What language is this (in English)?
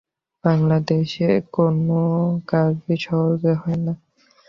Bangla